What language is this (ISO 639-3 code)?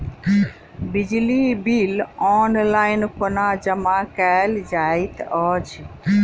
mai